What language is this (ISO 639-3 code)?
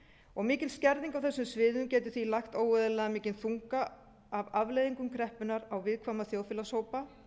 isl